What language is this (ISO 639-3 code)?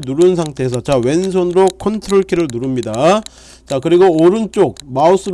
kor